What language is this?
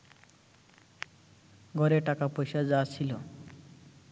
Bangla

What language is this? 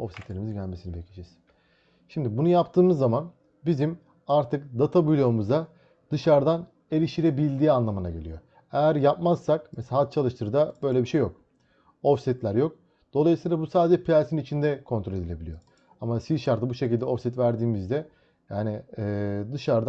Turkish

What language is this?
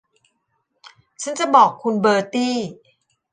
Thai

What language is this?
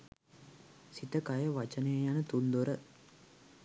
Sinhala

